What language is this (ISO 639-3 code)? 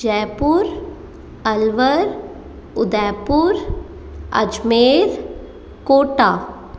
hin